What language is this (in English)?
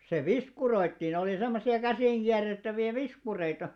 Finnish